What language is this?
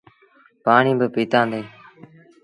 Sindhi Bhil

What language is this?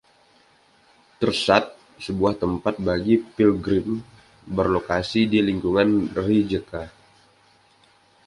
Indonesian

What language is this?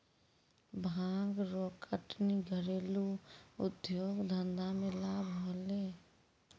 Maithili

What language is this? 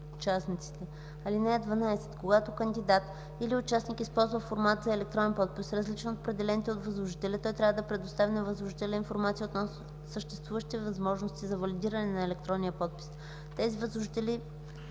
Bulgarian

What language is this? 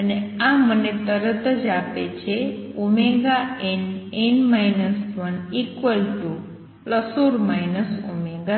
Gujarati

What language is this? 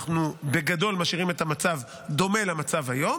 Hebrew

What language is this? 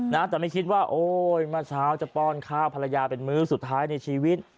Thai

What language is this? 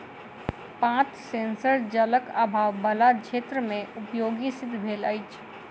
Maithili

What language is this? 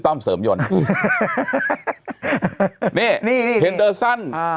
Thai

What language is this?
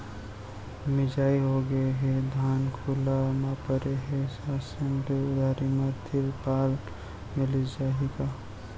Chhattisgarhi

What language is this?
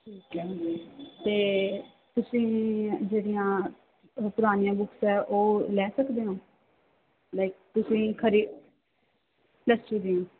Punjabi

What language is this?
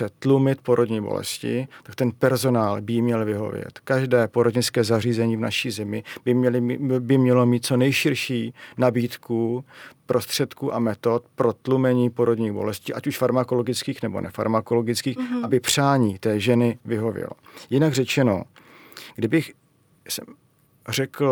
Czech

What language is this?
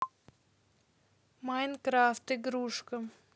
Russian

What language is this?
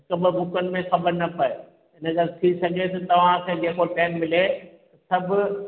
Sindhi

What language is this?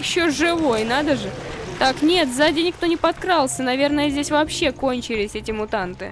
Russian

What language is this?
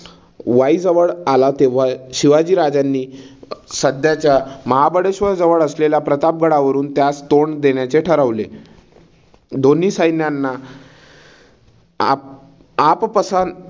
Marathi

